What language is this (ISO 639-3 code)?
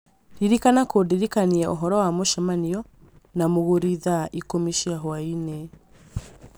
kik